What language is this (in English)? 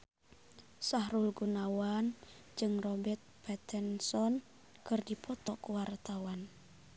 Sundanese